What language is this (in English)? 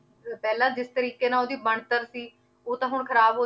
Punjabi